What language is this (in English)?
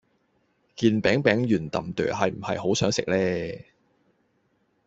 Cantonese